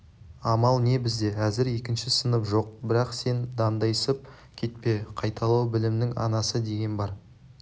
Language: Kazakh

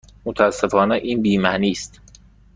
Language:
Persian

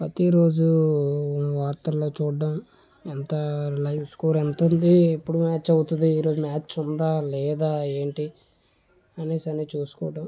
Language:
Telugu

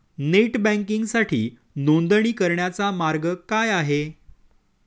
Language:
Marathi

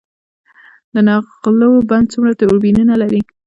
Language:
Pashto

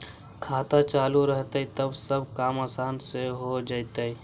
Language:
Magahi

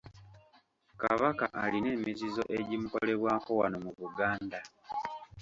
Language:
Ganda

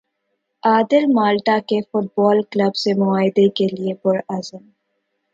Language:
Urdu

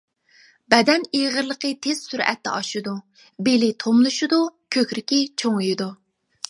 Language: Uyghur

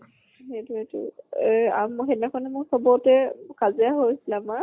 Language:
Assamese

